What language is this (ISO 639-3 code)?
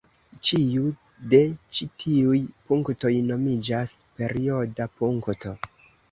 epo